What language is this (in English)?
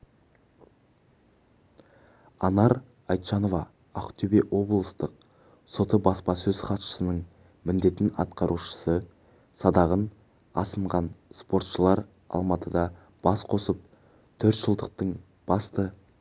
Kazakh